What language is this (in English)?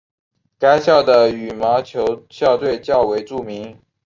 Chinese